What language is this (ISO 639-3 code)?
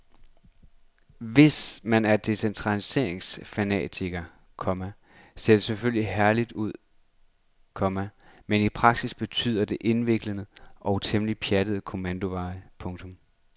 dan